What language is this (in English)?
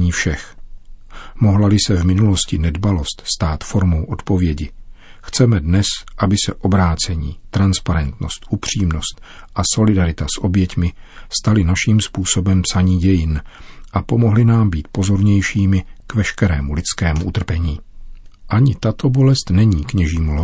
Czech